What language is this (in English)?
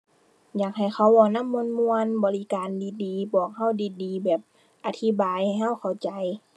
Thai